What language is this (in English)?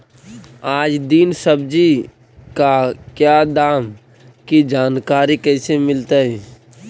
Magahi